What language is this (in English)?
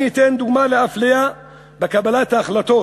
Hebrew